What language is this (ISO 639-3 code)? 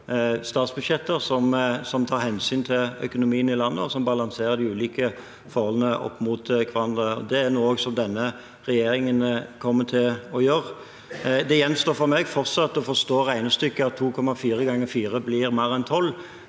nor